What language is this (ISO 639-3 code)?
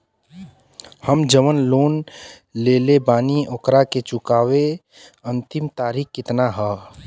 bho